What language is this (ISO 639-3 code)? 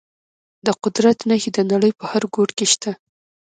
pus